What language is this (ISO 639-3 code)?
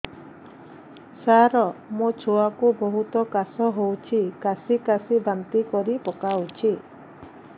ori